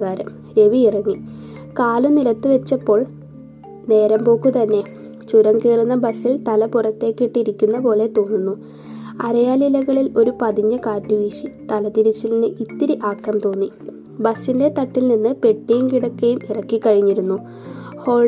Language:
Malayalam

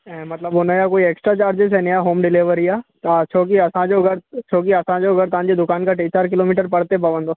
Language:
Sindhi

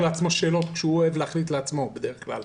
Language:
Hebrew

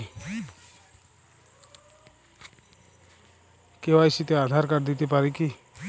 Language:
Bangla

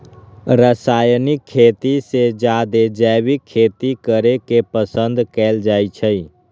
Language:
Magahi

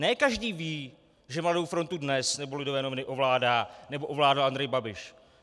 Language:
Czech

